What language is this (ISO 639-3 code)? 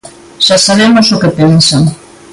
glg